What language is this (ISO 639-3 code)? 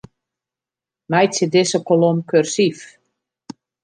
fry